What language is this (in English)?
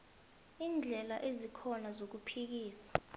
South Ndebele